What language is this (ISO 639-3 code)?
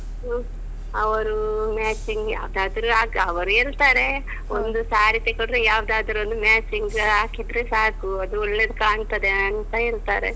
kan